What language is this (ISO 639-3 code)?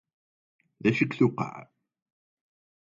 kab